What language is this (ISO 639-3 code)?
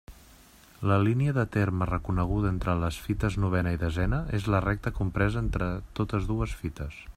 cat